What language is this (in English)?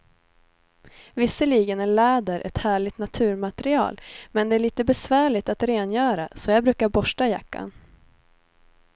Swedish